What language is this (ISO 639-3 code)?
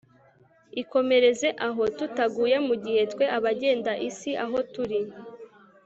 kin